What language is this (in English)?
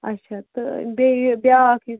Kashmiri